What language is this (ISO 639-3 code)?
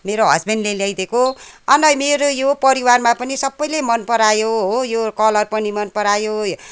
nep